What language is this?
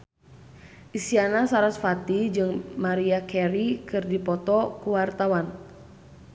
Sundanese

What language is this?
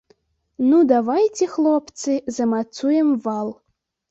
Belarusian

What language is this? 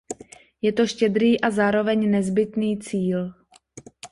Czech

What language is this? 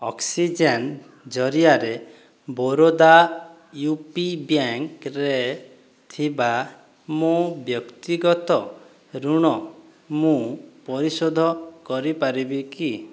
Odia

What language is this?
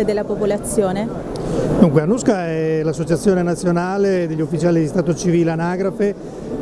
Italian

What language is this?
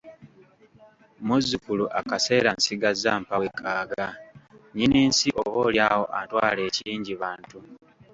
Ganda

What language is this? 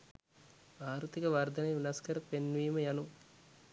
Sinhala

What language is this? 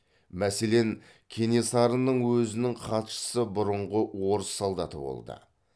Kazakh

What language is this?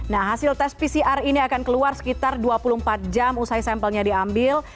Indonesian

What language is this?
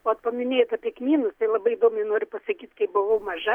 Lithuanian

